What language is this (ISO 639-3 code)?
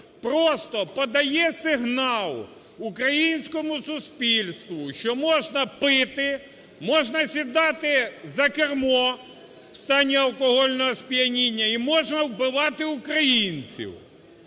ukr